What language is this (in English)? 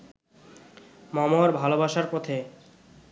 Bangla